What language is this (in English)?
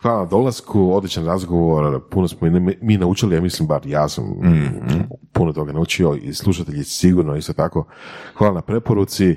Croatian